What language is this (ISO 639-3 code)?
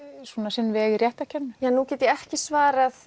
isl